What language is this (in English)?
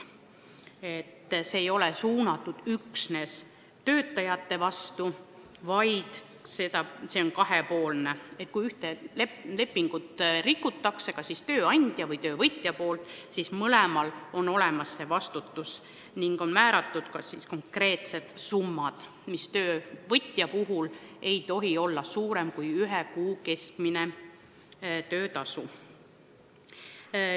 Estonian